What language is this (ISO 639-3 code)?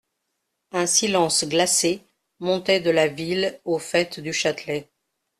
fra